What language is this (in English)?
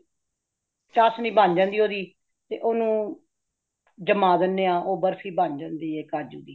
Punjabi